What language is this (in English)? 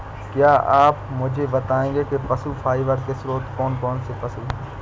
Hindi